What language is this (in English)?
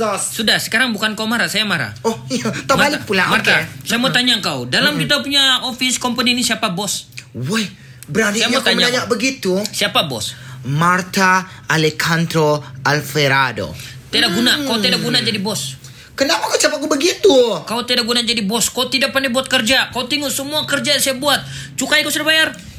Malay